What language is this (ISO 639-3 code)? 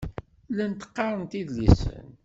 kab